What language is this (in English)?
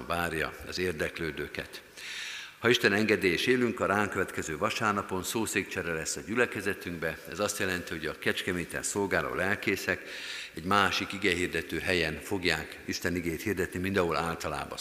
Hungarian